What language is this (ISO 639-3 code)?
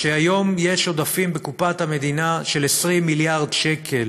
heb